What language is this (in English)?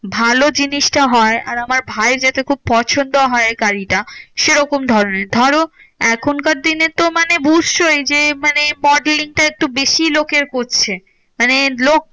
Bangla